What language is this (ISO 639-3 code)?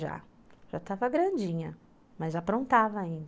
por